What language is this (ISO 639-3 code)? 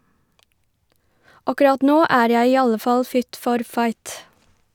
nor